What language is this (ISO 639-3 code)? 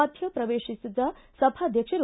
kan